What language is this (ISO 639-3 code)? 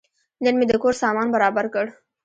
pus